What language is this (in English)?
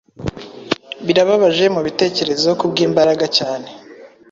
Kinyarwanda